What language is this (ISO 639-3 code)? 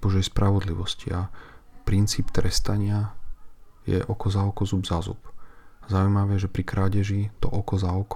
slk